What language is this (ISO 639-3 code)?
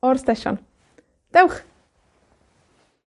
cym